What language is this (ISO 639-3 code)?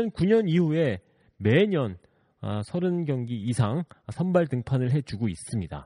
kor